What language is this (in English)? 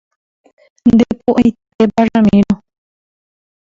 Guarani